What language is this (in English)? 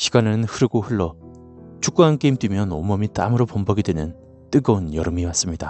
Korean